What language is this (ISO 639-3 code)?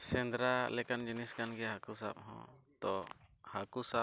sat